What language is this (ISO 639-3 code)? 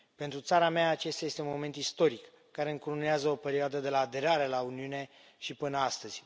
ron